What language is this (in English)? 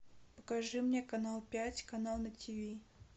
Russian